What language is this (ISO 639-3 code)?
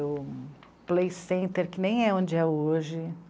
por